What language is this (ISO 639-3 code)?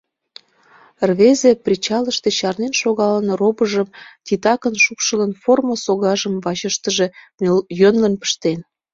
chm